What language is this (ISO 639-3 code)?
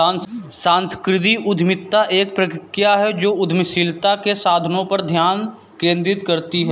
hin